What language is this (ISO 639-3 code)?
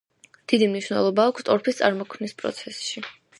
kat